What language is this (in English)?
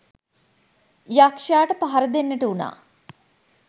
Sinhala